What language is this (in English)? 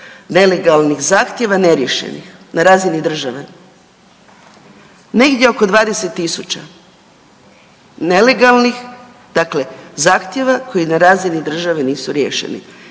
Croatian